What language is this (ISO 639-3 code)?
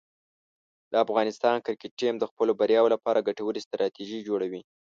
pus